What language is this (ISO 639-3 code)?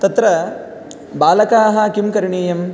san